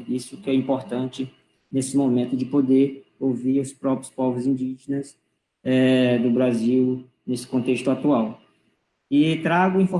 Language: Portuguese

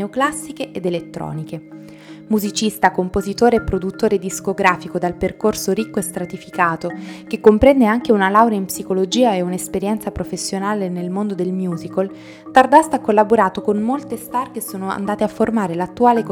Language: Italian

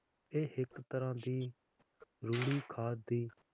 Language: Punjabi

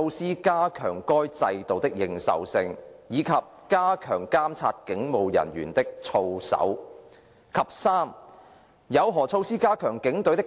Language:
Cantonese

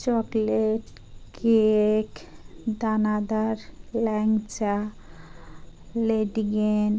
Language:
Bangla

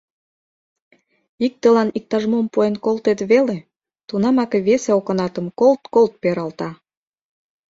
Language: Mari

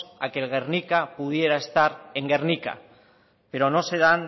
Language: Spanish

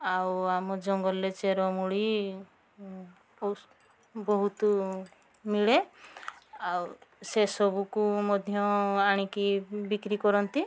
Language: Odia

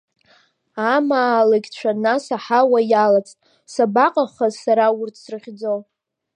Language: Abkhazian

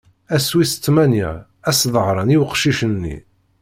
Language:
Kabyle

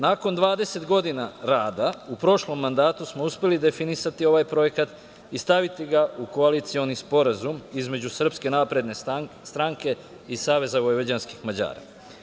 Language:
Serbian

